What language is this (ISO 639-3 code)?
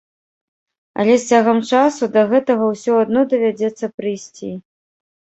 bel